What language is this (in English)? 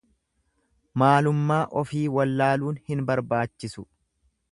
Oromo